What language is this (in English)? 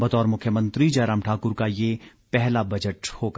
Hindi